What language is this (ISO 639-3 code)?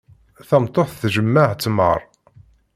kab